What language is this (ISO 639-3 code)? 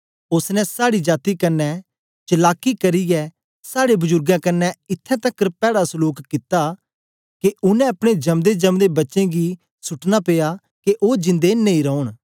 doi